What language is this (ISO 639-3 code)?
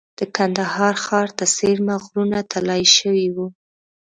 pus